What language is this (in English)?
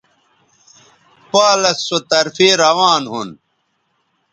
Bateri